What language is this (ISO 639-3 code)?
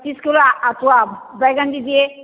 hin